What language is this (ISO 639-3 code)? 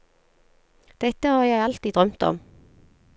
nor